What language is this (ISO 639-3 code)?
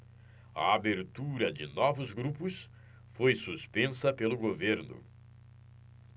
por